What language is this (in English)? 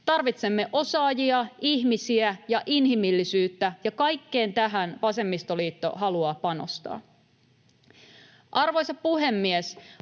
Finnish